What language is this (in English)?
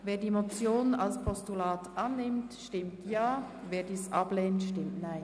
Swiss German